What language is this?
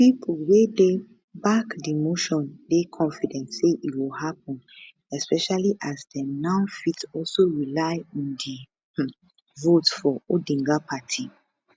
Nigerian Pidgin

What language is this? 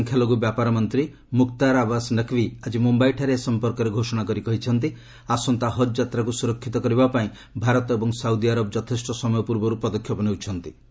Odia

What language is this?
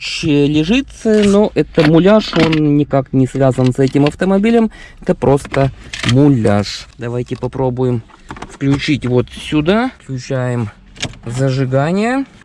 Russian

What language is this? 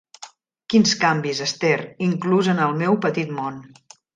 Catalan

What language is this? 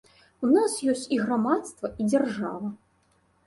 Belarusian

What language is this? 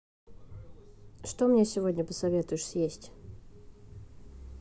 Russian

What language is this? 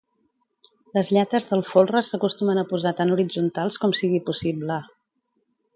Catalan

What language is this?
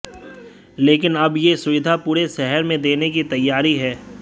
Hindi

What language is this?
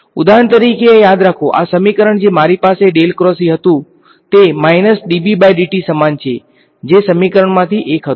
Gujarati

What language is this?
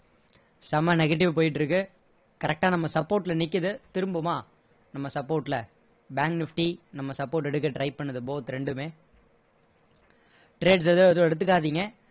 Tamil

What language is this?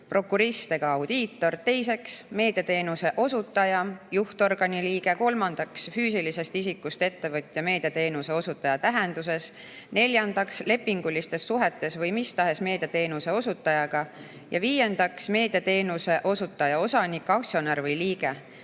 Estonian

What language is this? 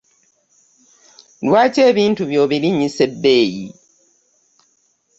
Ganda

